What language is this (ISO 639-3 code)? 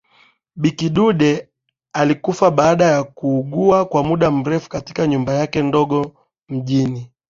swa